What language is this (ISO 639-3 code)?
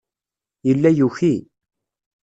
kab